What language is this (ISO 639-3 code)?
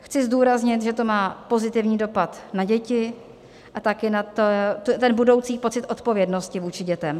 ces